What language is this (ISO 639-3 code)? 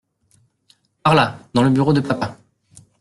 fra